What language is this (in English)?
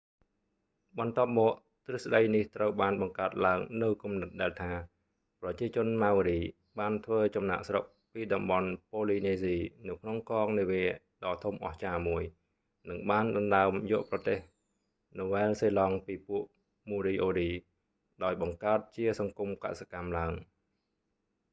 Khmer